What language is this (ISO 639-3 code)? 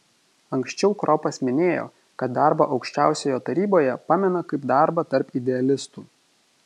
lit